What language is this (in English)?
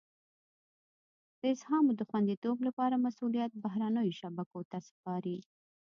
Pashto